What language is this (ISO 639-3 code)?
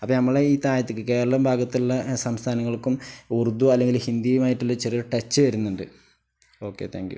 mal